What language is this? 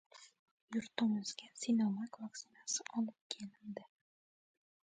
Uzbek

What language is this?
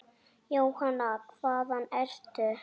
Icelandic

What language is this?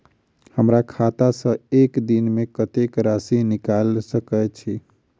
Maithili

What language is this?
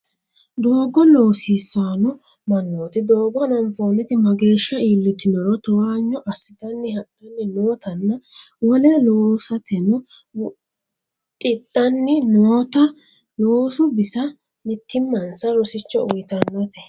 Sidamo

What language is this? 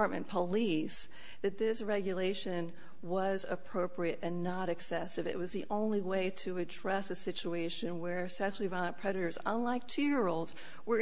English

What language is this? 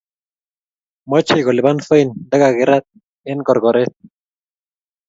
Kalenjin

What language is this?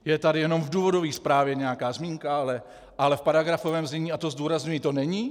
Czech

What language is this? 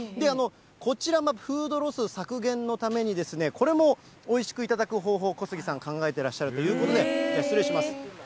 Japanese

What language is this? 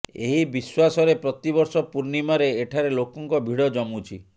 Odia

